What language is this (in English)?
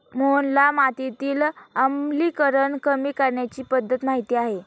Marathi